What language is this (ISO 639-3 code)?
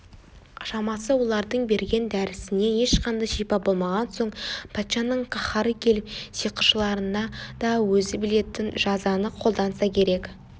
kaz